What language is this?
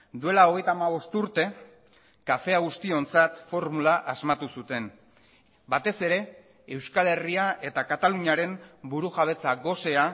Basque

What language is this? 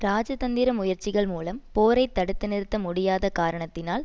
Tamil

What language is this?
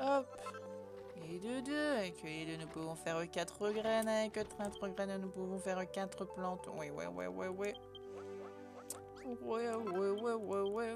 French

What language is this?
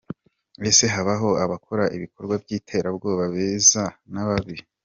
Kinyarwanda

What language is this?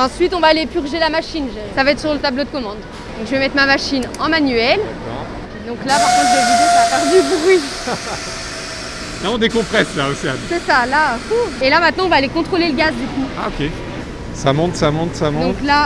French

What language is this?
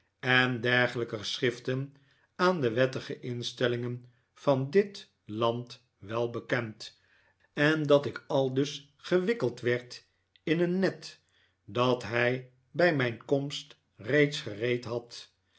Dutch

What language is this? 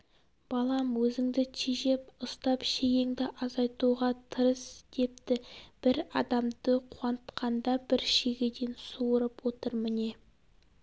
Kazakh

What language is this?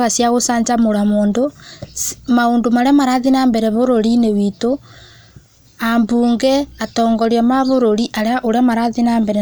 Kikuyu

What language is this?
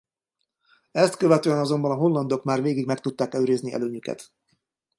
Hungarian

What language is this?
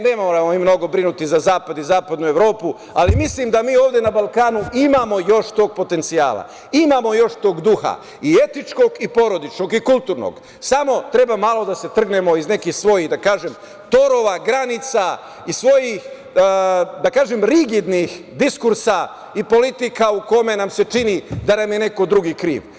Serbian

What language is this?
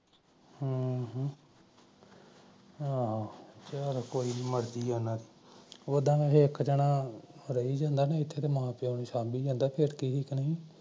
Punjabi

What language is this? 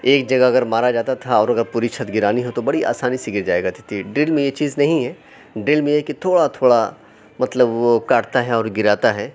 Urdu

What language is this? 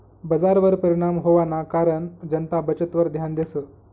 Marathi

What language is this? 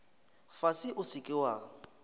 Northern Sotho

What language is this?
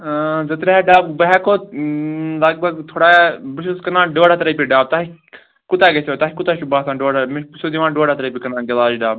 Kashmiri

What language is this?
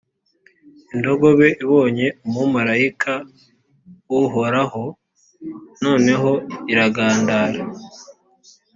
Kinyarwanda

